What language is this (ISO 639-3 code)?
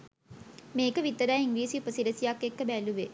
sin